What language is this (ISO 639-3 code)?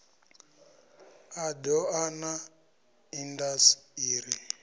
ven